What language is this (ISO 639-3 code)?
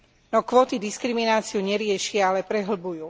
slk